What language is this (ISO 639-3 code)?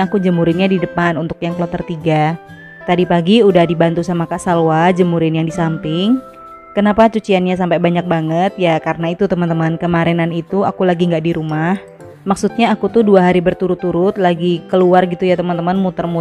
ind